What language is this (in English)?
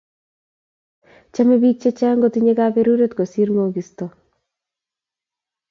Kalenjin